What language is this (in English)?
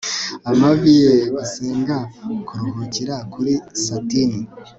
Kinyarwanda